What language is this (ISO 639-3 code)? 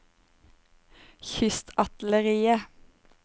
nor